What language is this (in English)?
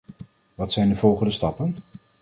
Dutch